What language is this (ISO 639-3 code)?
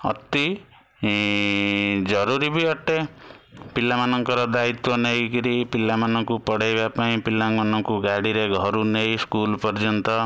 ori